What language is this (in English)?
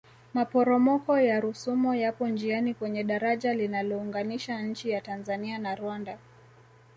Swahili